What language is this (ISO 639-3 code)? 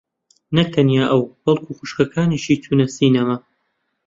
ckb